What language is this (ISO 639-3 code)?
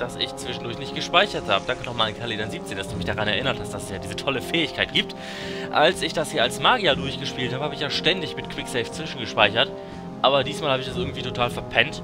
deu